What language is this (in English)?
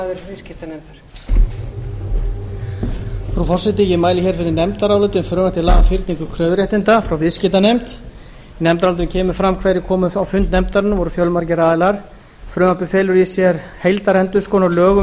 Icelandic